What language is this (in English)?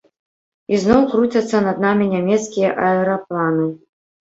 Belarusian